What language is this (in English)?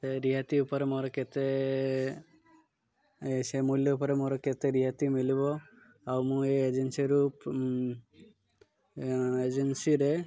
Odia